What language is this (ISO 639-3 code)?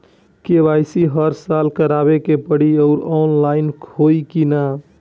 bho